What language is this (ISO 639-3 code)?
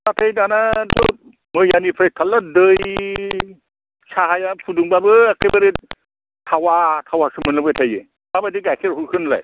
brx